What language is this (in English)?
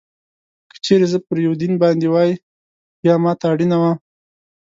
Pashto